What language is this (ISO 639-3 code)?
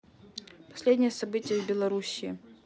rus